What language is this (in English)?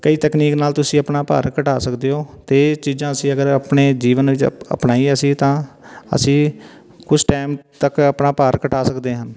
Punjabi